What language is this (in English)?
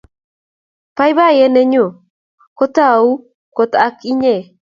Kalenjin